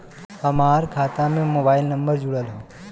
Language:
Bhojpuri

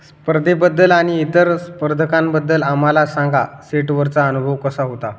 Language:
Marathi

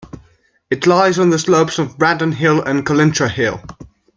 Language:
English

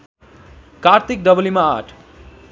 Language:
Nepali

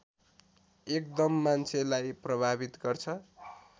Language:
Nepali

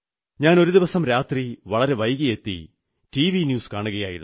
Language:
Malayalam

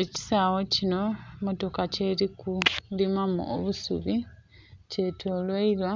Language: Soga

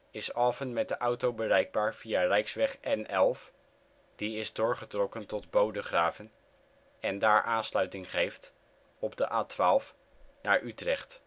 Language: Dutch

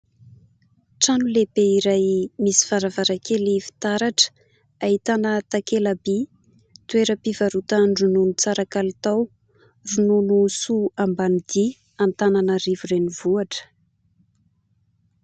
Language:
Malagasy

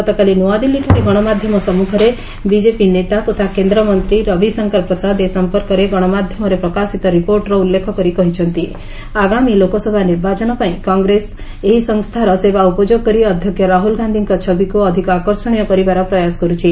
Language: Odia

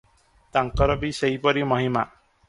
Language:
Odia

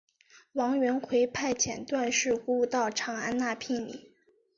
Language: Chinese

